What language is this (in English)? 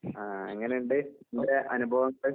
Malayalam